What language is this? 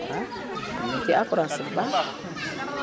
Wolof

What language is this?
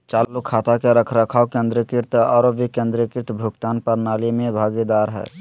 Magahi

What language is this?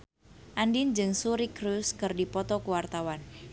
Sundanese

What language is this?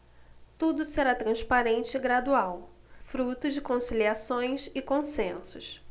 Portuguese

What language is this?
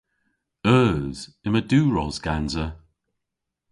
Cornish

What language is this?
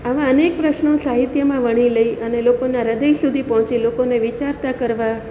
Gujarati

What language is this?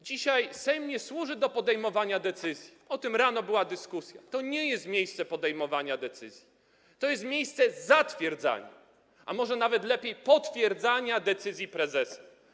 Polish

